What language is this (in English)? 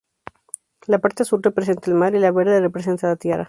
Spanish